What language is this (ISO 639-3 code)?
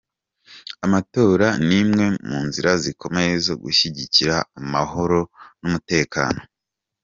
kin